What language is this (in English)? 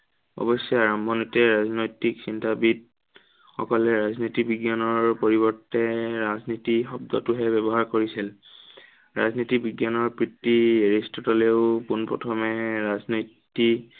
Assamese